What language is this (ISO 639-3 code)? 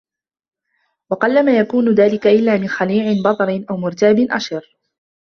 ara